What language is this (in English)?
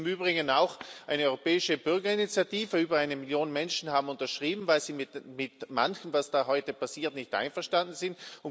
German